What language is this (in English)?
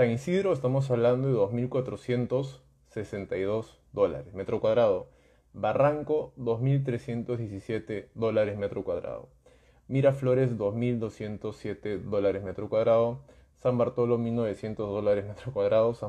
Spanish